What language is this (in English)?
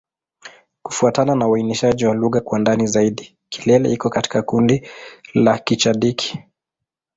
Swahili